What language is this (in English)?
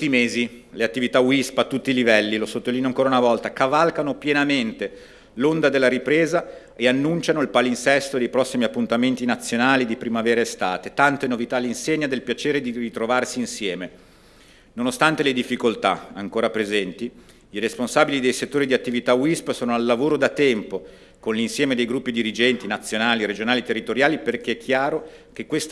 Italian